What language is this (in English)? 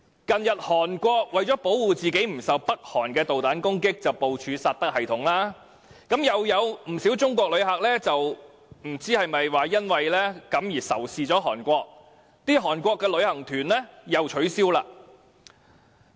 Cantonese